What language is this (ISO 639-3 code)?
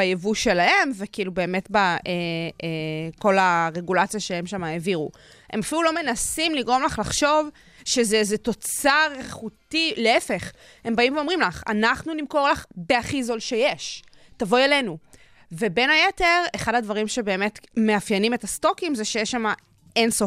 heb